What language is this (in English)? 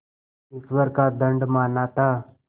Hindi